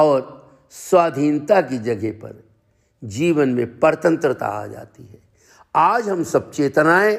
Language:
Hindi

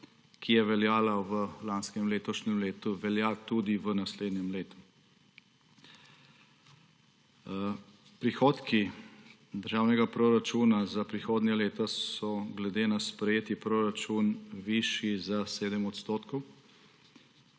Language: Slovenian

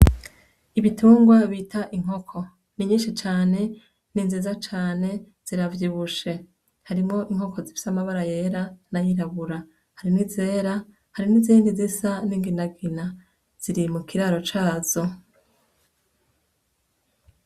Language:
Rundi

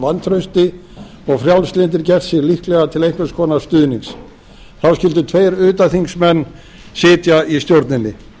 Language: Icelandic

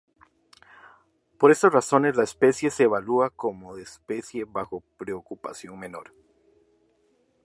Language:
Spanish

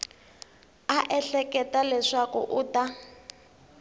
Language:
Tsonga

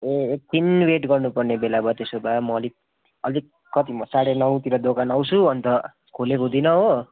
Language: Nepali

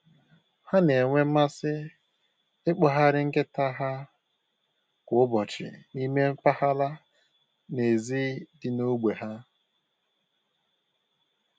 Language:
Igbo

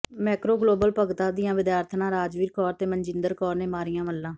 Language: Punjabi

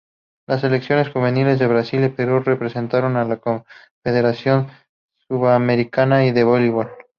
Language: Spanish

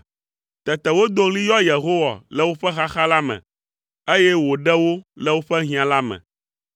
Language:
Ewe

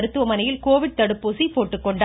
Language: Tamil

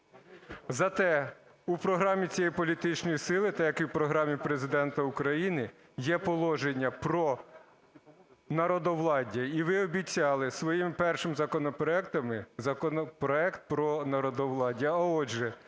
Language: Ukrainian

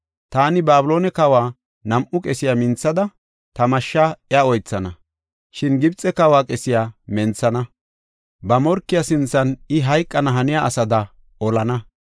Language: Gofa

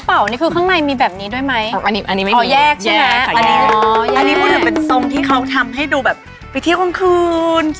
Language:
Thai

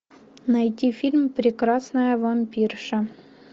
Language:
Russian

